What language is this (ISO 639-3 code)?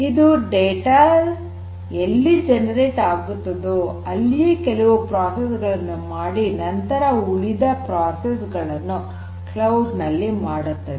kan